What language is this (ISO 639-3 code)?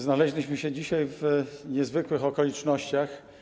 pol